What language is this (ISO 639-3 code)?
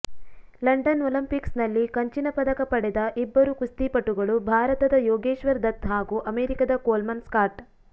kan